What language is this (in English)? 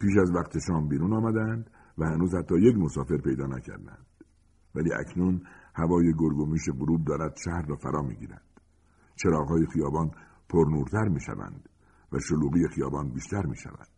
Persian